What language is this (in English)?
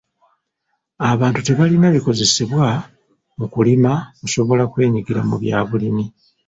Ganda